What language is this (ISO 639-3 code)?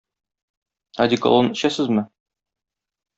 tat